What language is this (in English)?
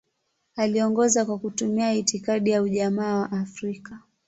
Swahili